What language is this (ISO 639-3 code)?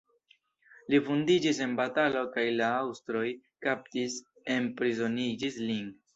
epo